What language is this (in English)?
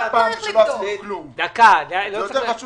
Hebrew